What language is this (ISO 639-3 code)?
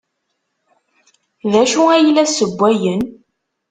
kab